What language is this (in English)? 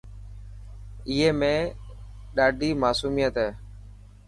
Dhatki